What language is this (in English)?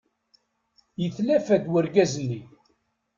Kabyle